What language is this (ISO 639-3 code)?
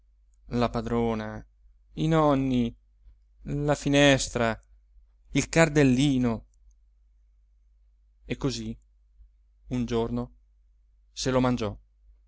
ita